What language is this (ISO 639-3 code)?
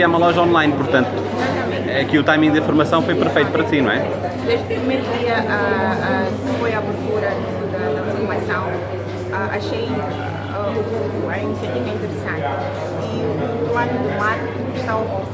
por